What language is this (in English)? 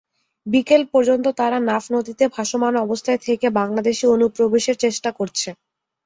Bangla